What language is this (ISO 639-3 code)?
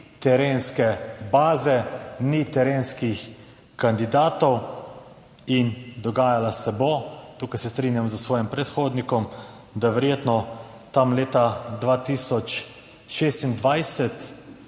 slv